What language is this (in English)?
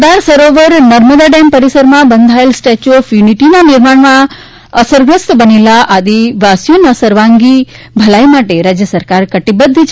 Gujarati